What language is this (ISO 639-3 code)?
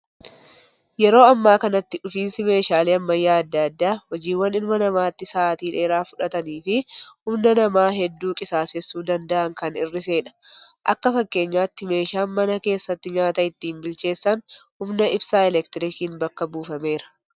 orm